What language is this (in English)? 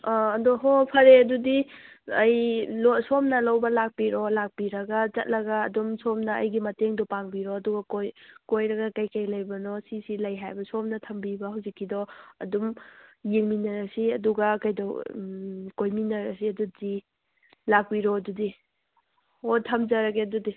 Manipuri